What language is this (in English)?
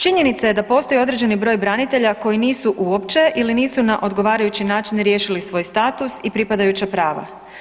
Croatian